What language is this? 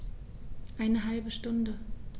German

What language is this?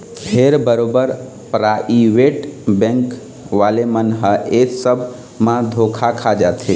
Chhattisgarhi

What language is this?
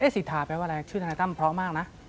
Thai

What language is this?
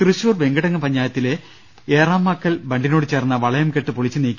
Malayalam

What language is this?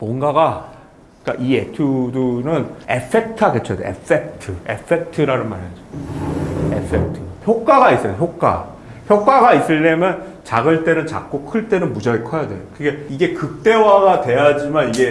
Korean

